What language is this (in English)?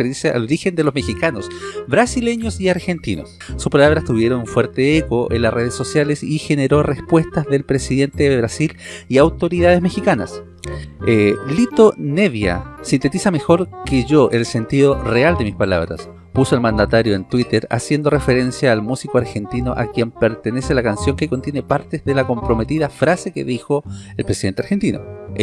Spanish